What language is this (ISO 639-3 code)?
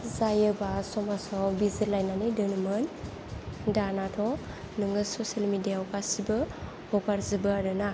brx